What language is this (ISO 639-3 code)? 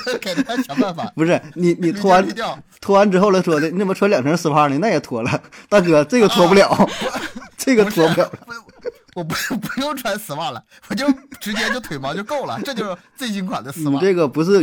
zho